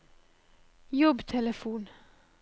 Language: Norwegian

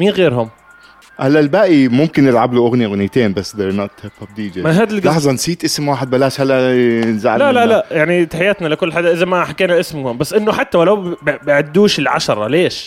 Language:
Arabic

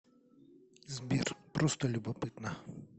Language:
Russian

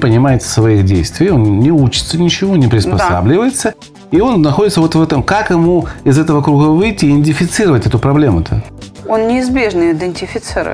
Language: Russian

